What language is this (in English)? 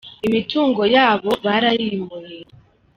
Kinyarwanda